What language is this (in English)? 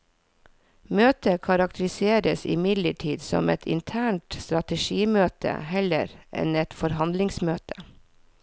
Norwegian